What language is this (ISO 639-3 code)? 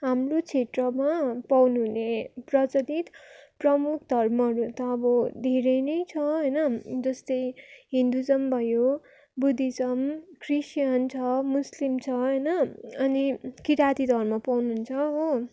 nep